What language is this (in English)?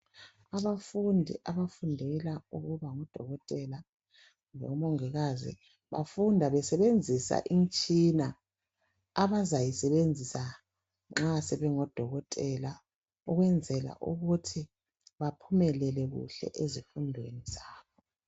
North Ndebele